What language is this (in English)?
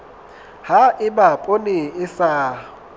Southern Sotho